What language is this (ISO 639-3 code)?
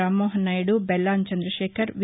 tel